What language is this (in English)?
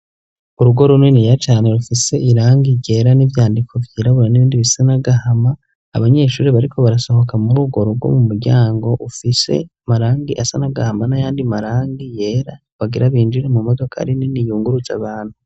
Rundi